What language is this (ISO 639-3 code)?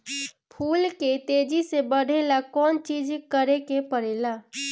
bho